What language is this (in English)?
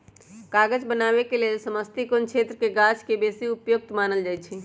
Magahi